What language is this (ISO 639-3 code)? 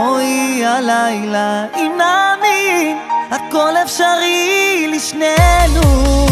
heb